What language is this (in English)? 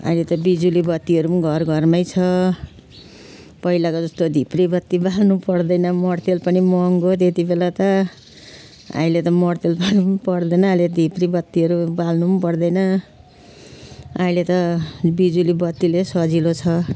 Nepali